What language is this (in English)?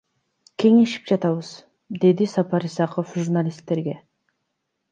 Kyrgyz